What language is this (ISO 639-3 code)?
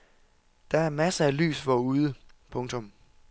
dan